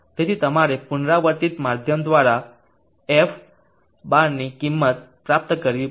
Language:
Gujarati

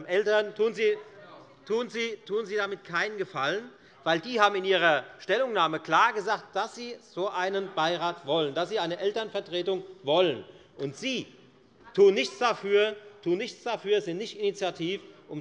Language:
German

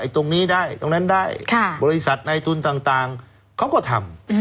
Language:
Thai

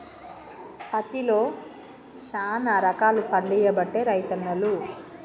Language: Telugu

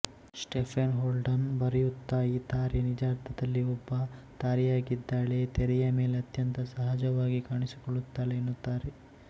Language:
Kannada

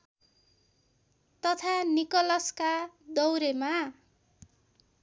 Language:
Nepali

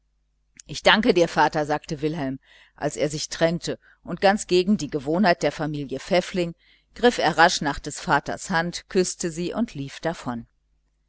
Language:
German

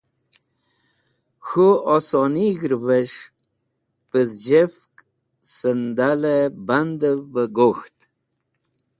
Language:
Wakhi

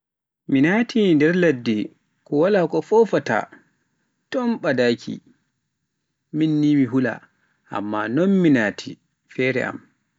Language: Pular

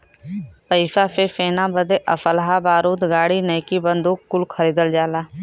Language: Bhojpuri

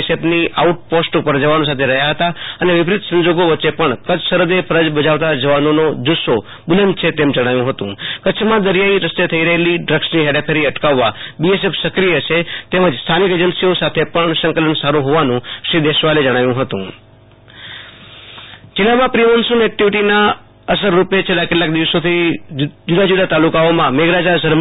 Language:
Gujarati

